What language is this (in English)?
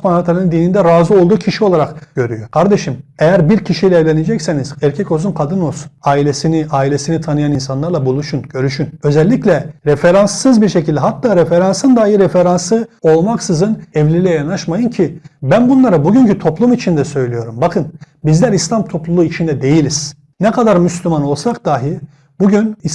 Turkish